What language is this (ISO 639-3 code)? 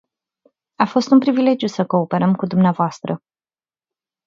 ron